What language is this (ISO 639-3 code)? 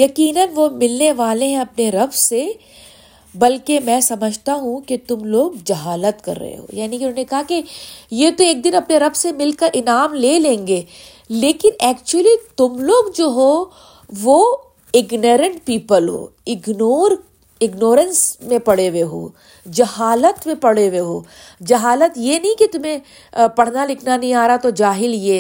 urd